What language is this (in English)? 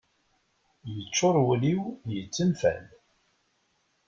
Kabyle